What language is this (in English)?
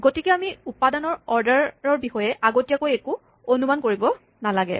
Assamese